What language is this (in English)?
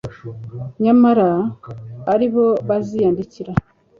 Kinyarwanda